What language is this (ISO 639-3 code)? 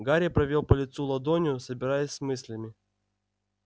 rus